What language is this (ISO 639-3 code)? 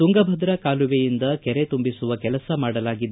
kan